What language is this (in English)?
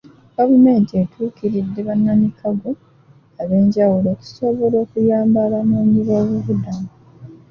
Ganda